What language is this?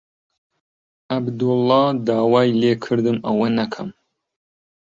Central Kurdish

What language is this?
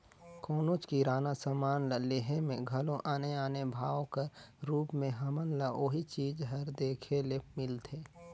Chhattisgarhi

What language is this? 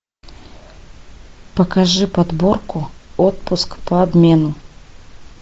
Russian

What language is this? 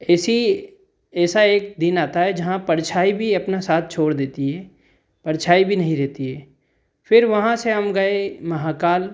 Hindi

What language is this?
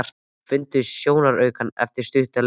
Icelandic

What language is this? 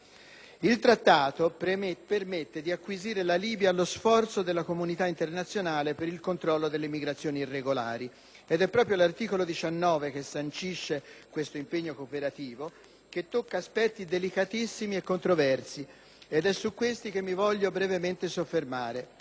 Italian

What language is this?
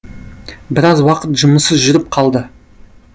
Kazakh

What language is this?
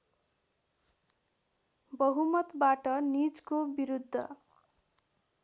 Nepali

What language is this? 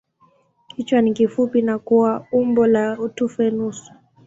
Swahili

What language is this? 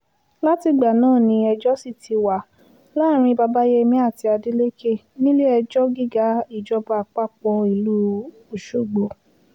Yoruba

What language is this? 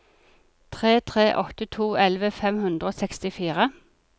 Norwegian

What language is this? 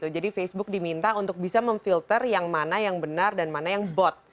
Indonesian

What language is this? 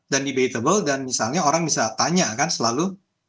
Indonesian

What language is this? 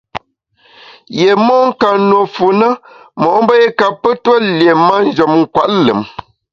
Bamun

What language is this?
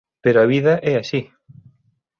Galician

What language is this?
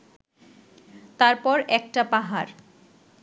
Bangla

